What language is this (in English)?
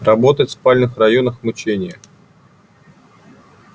Russian